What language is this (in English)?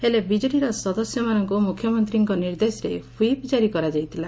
Odia